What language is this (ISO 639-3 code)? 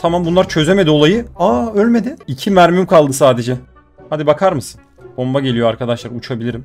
tur